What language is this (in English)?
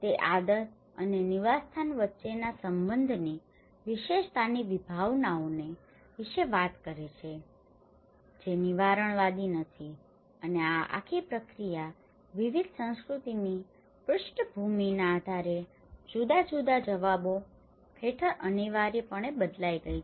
Gujarati